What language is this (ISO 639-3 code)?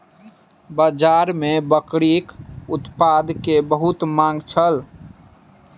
mai